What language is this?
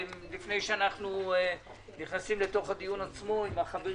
Hebrew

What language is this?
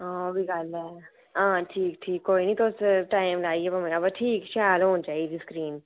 Dogri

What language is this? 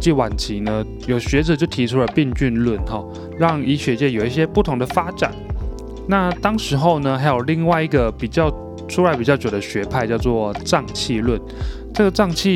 Chinese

